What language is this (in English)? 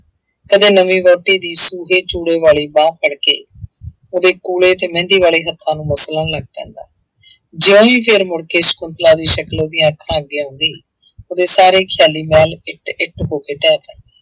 Punjabi